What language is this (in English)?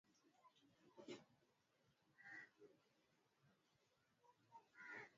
Swahili